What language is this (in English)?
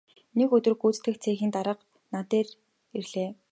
Mongolian